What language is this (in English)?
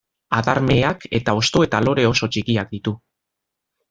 Basque